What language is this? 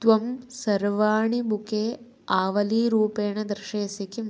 Sanskrit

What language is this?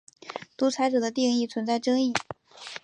Chinese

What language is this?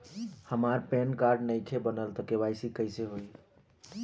Bhojpuri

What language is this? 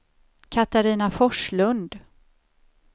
Swedish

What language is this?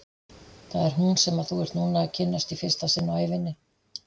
Icelandic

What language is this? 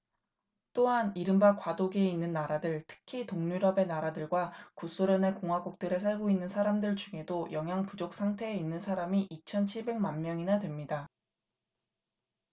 Korean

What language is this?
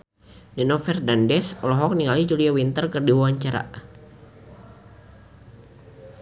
Sundanese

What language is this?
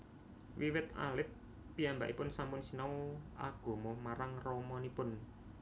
Javanese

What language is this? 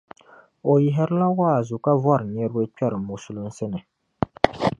Dagbani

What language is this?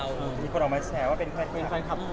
Thai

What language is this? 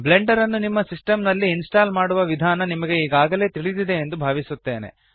Kannada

